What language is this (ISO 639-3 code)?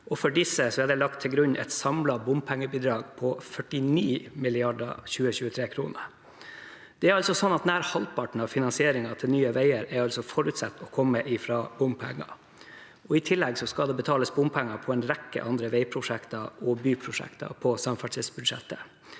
nor